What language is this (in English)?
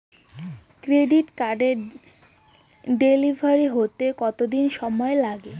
Bangla